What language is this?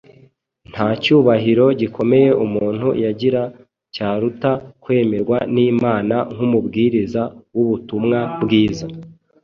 Kinyarwanda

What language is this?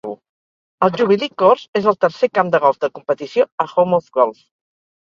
Catalan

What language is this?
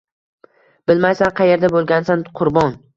Uzbek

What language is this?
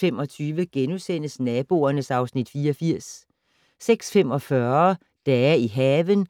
Danish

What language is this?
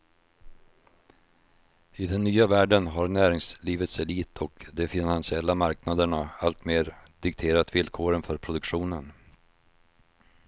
Swedish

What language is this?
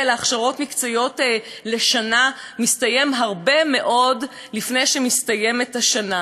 Hebrew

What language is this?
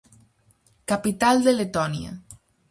Galician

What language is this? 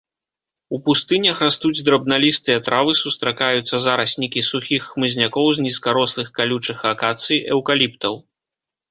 Belarusian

